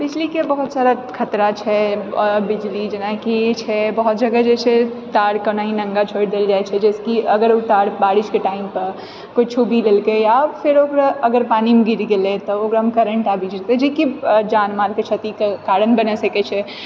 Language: Maithili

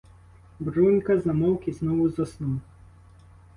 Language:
Ukrainian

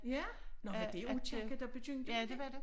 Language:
Danish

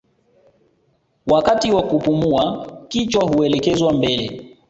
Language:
Swahili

